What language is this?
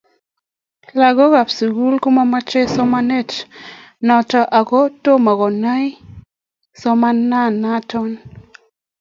Kalenjin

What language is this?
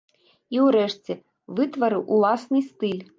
Belarusian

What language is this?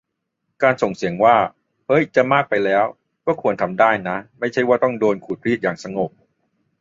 Thai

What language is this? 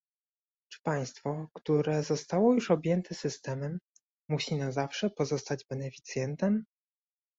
Polish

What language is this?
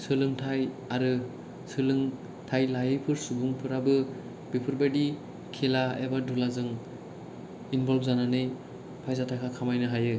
Bodo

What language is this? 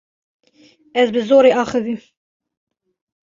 Kurdish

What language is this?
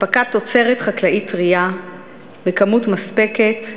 Hebrew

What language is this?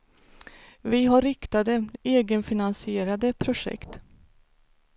Swedish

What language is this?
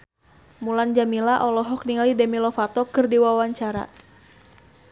Sundanese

